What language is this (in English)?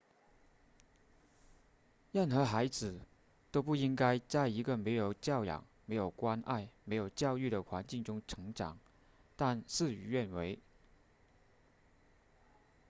Chinese